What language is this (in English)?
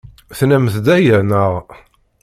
Kabyle